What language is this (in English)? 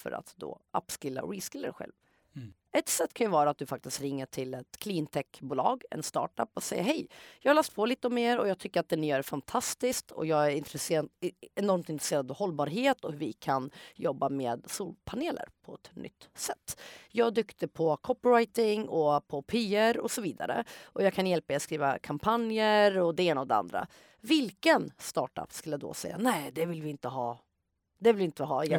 Swedish